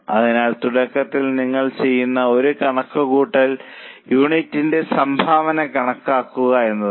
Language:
Malayalam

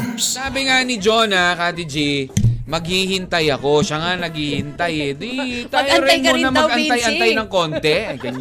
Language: Filipino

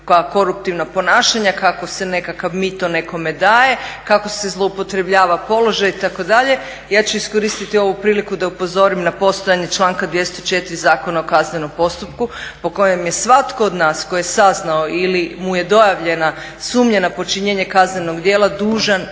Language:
Croatian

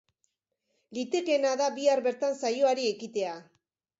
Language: Basque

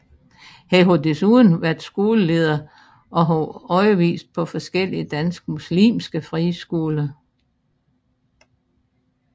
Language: Danish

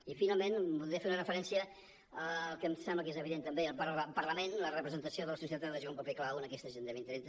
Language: Catalan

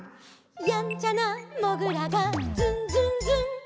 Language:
Japanese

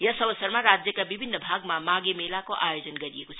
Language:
Nepali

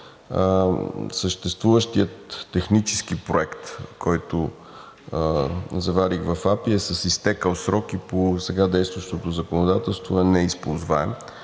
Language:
Bulgarian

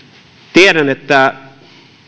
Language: Finnish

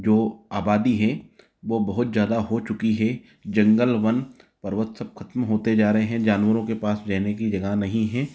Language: Hindi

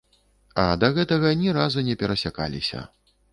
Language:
Belarusian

